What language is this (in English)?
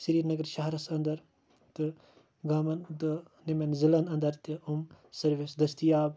Kashmiri